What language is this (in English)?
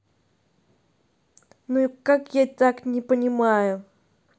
Russian